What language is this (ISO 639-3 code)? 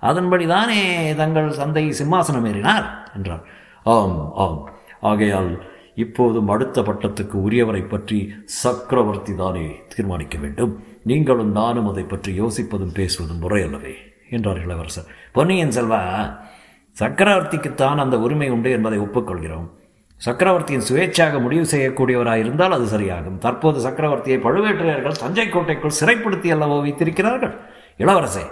tam